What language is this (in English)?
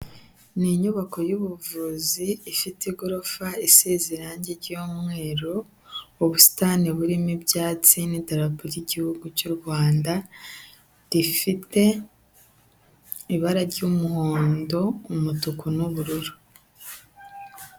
Kinyarwanda